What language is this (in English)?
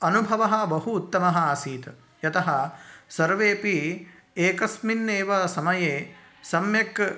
Sanskrit